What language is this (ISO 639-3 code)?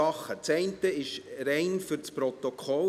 gsw